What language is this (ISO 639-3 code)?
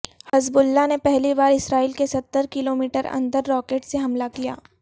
urd